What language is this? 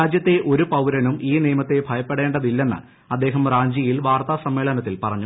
Malayalam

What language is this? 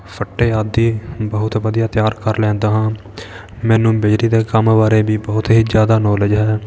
Punjabi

